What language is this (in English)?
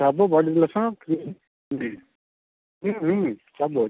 Odia